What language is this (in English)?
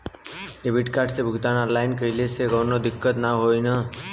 Bhojpuri